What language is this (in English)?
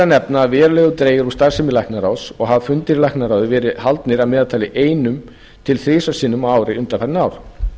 Icelandic